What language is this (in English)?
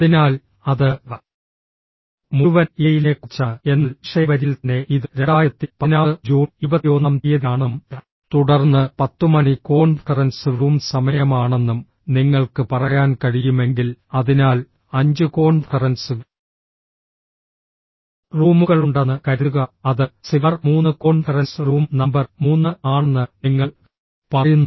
Malayalam